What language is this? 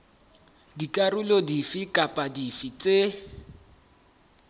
Southern Sotho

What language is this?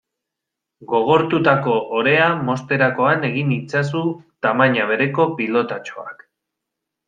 Basque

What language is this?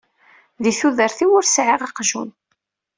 Kabyle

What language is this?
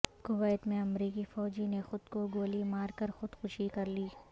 Urdu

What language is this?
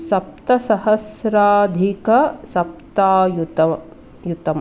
Sanskrit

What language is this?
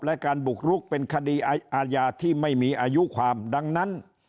Thai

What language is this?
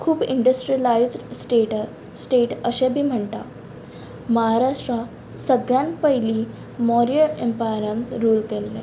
Konkani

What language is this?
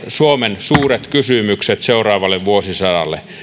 Finnish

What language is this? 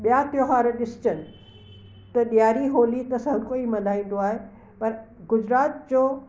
Sindhi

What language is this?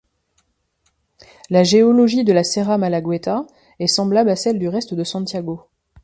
French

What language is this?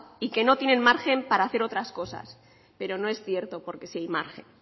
Spanish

